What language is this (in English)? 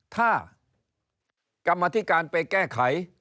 Thai